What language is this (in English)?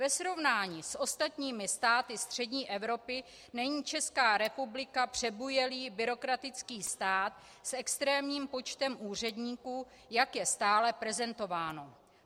Czech